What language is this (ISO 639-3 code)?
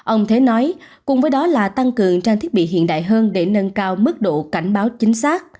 vie